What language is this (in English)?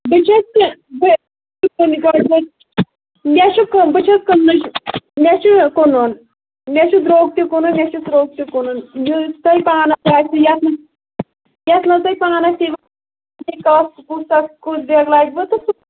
Kashmiri